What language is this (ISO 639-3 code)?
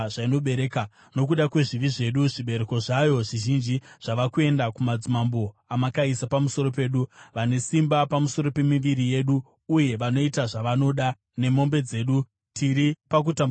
sna